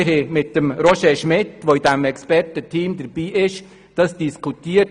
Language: Swiss German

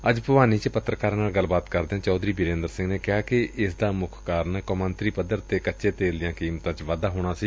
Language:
Punjabi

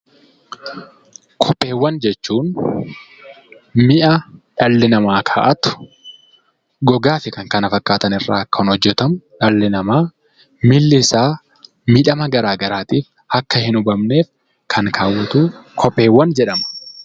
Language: Oromo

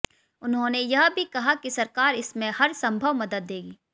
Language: Hindi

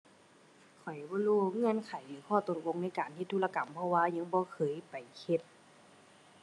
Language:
Thai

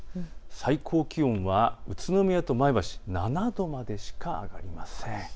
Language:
Japanese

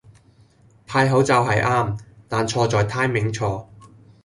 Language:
Cantonese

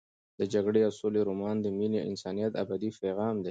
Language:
Pashto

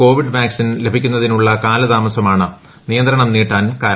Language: Malayalam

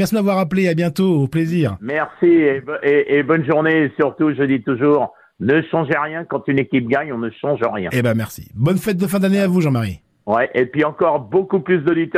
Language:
French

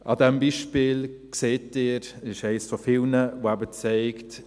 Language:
Swiss German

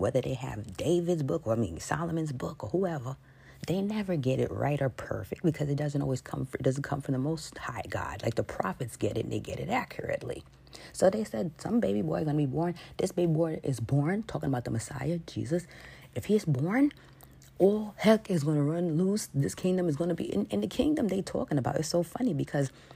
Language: English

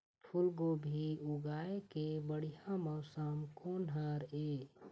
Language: Chhattisgarhi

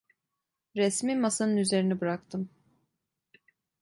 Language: Turkish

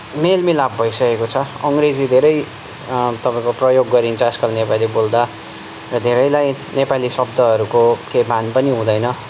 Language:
Nepali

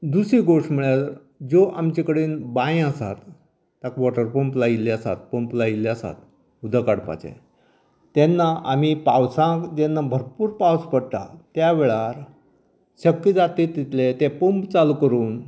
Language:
Konkani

